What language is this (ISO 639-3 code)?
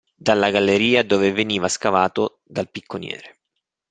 ita